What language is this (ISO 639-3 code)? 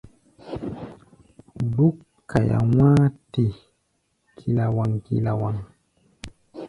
gba